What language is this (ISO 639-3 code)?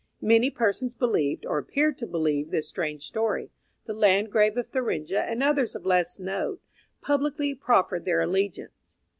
eng